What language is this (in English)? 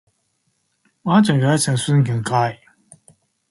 Chinese